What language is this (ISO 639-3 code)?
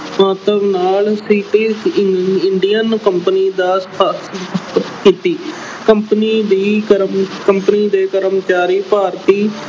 pan